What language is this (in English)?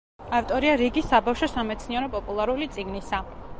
Georgian